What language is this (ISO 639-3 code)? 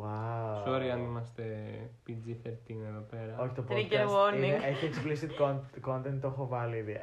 ell